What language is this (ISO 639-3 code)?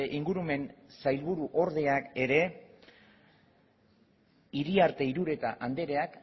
eus